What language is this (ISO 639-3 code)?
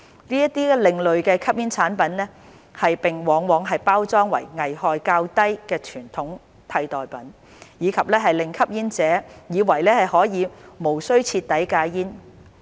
yue